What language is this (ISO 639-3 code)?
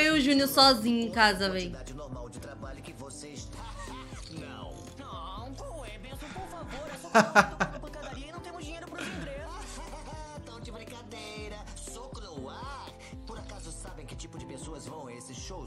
por